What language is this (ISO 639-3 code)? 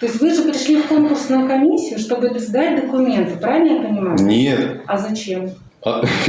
rus